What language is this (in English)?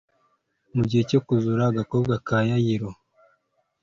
Kinyarwanda